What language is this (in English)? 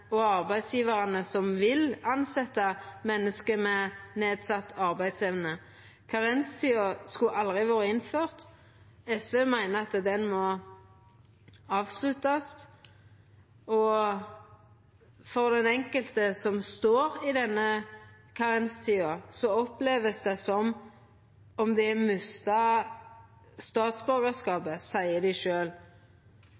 Norwegian Nynorsk